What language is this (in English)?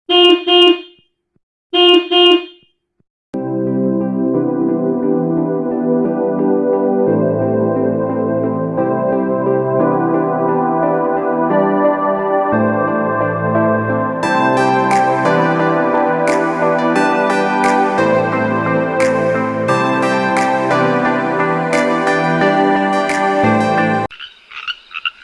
Indonesian